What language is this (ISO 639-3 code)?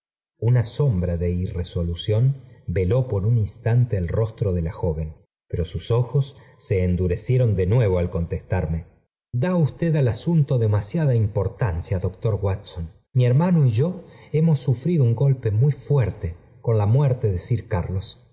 spa